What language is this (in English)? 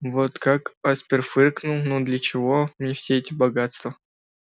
Russian